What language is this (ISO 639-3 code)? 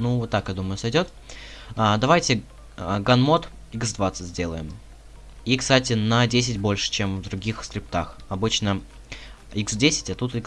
rus